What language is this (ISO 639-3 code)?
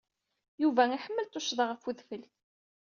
kab